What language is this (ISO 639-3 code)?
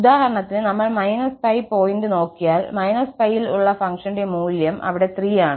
mal